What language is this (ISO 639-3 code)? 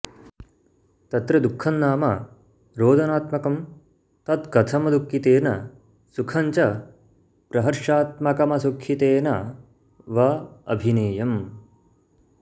san